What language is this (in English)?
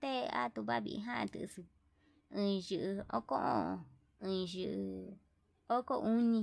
Yutanduchi Mixtec